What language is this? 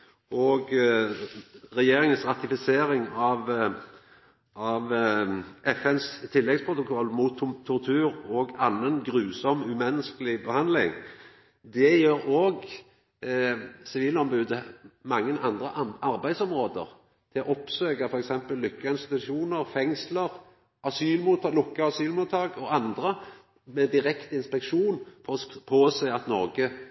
Norwegian Nynorsk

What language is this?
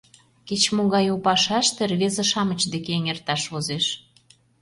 Mari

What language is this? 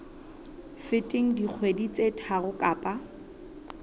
Southern Sotho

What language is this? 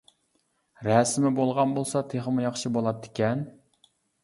Uyghur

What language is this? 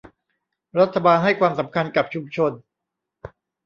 Thai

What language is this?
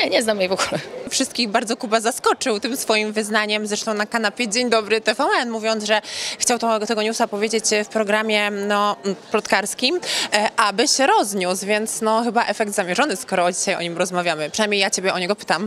Polish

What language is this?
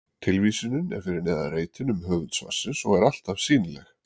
Icelandic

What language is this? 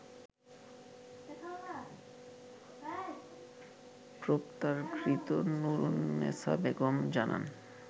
Bangla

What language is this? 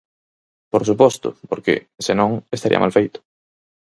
Galician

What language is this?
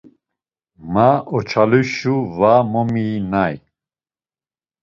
Laz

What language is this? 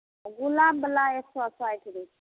Maithili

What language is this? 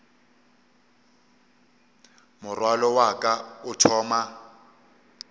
Northern Sotho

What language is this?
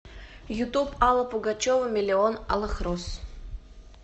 Russian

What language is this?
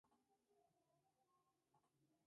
Spanish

